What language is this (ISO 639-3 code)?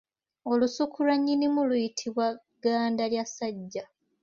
lug